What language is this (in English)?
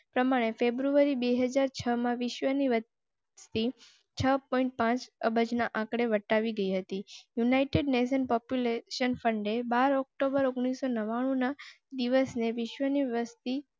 Gujarati